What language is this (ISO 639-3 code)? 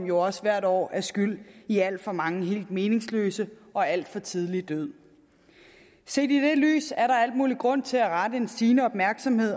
dan